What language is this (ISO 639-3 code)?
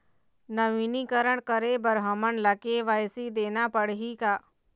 hne